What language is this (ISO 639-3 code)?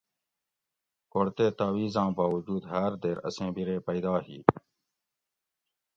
gwc